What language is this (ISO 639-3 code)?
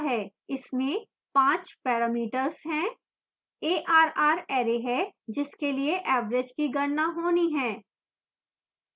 hin